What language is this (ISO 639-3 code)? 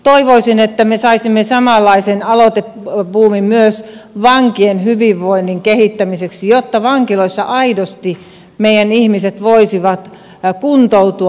fin